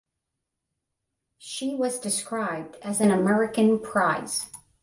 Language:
English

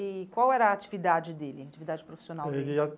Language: Portuguese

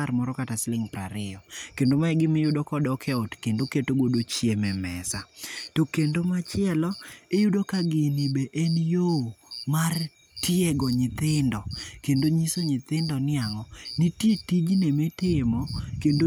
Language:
Luo (Kenya and Tanzania)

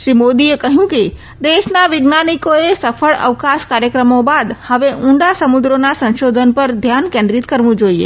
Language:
Gujarati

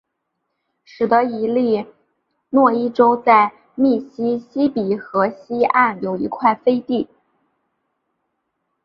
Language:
Chinese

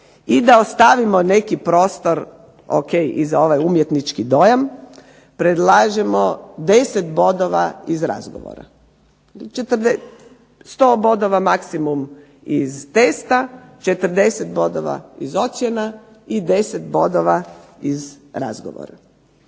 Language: Croatian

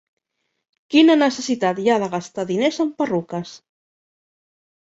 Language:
Catalan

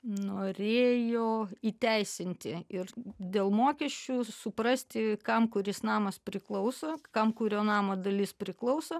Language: Lithuanian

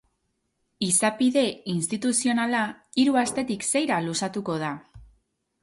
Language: Basque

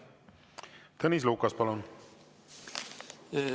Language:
Estonian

